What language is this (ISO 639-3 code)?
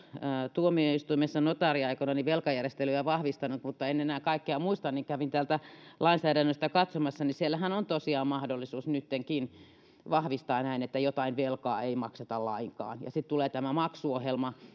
fin